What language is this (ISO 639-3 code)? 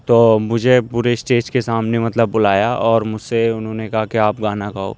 urd